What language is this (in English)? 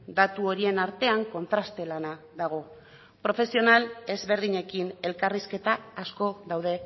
Basque